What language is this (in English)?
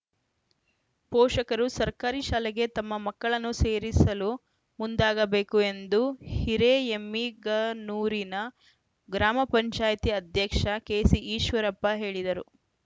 Kannada